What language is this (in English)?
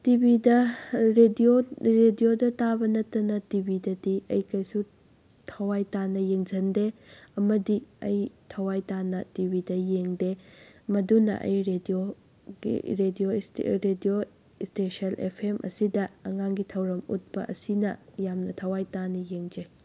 Manipuri